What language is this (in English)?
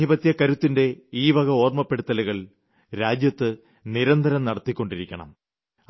Malayalam